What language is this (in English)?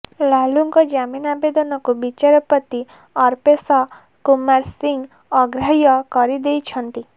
Odia